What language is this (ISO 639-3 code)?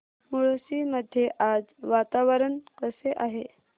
mar